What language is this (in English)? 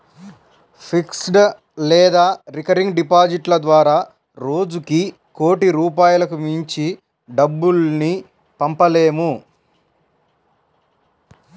Telugu